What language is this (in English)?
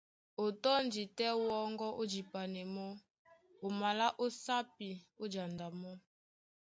Duala